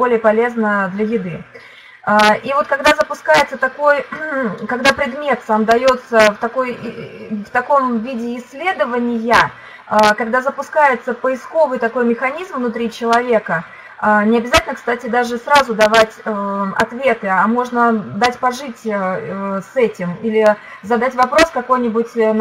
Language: Russian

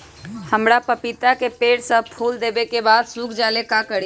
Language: Magahi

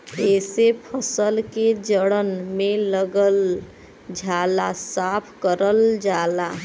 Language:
Bhojpuri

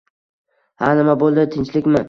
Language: Uzbek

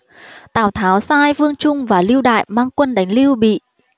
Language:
Vietnamese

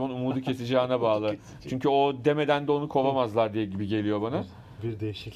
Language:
Turkish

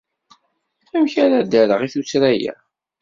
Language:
Kabyle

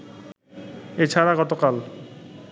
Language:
Bangla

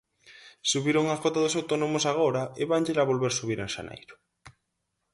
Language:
Galician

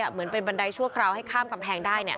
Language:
Thai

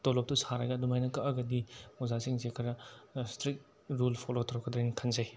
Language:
Manipuri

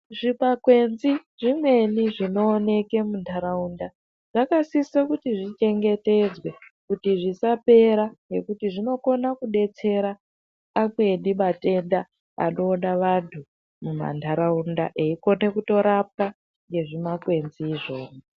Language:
Ndau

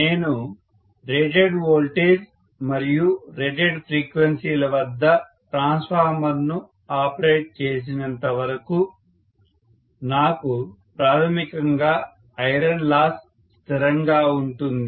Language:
Telugu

